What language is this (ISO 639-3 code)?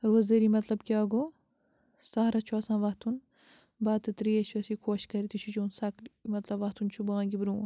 kas